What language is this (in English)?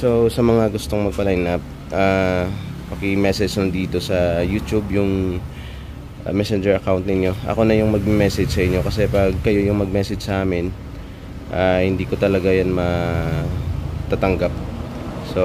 Filipino